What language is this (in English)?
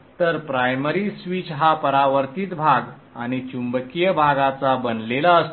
Marathi